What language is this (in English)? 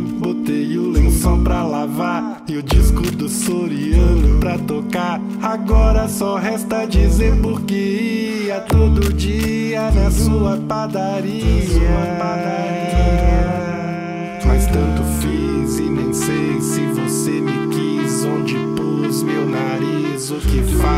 Portuguese